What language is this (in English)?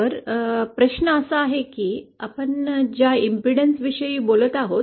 Marathi